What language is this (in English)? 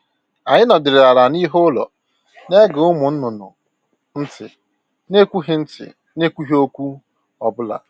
Igbo